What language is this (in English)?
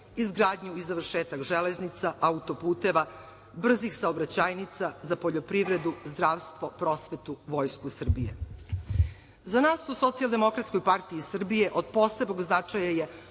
Serbian